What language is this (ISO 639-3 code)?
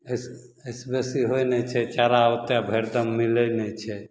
mai